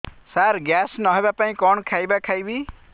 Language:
Odia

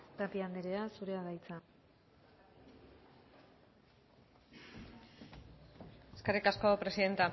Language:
Basque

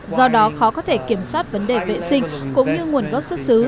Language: Vietnamese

